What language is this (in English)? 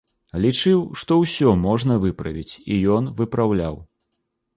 Belarusian